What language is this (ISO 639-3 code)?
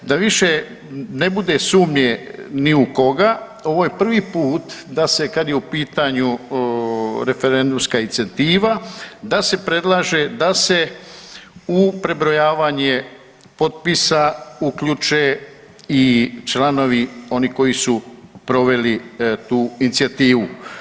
hrv